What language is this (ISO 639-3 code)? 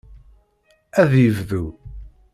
kab